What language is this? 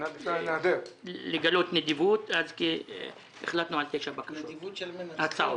Hebrew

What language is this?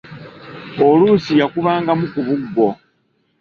Ganda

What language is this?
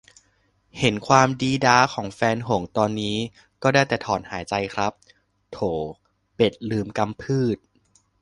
Thai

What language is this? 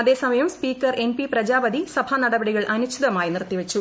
Malayalam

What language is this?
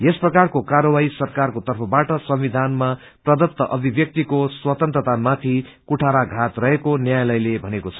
Nepali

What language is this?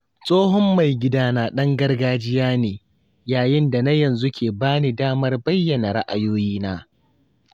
Hausa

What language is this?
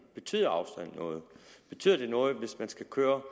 Danish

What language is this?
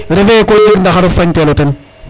Serer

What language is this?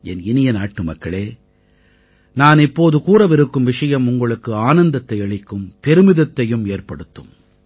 Tamil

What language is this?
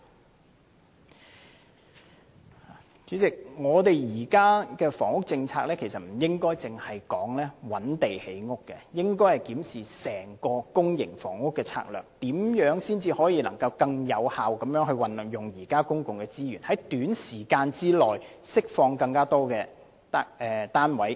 Cantonese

